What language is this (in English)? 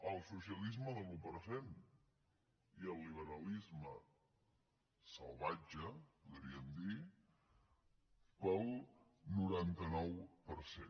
Catalan